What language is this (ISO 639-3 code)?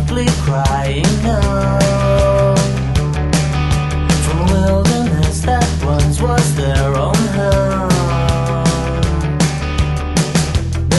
eng